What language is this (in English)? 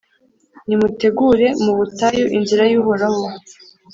Kinyarwanda